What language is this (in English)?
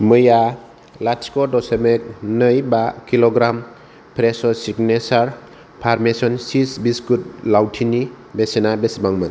Bodo